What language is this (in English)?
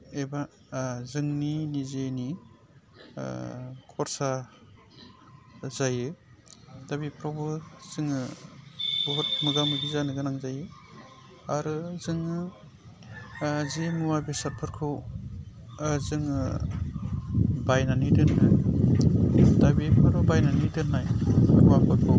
Bodo